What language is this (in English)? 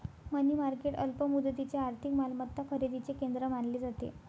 Marathi